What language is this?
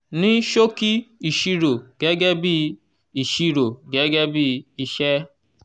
Yoruba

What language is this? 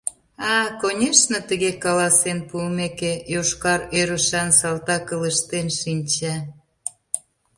Mari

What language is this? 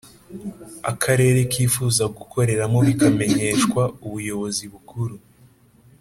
Kinyarwanda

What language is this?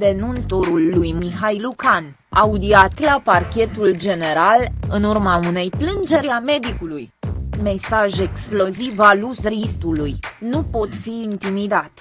Romanian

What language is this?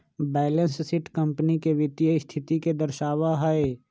Magahi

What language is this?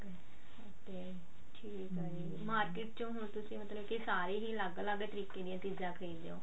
Punjabi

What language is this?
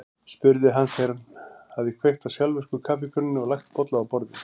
Icelandic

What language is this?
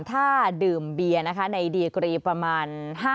Thai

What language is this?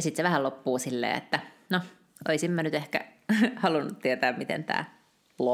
Finnish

